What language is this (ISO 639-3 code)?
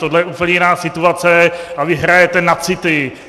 ces